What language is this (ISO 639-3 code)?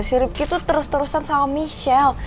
ind